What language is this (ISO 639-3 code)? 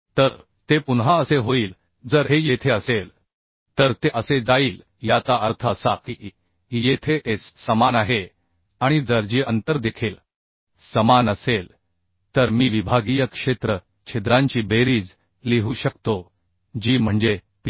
mar